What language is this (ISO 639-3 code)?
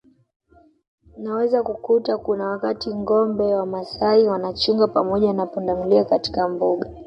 swa